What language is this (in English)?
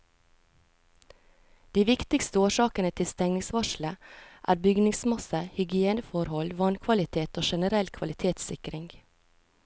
Norwegian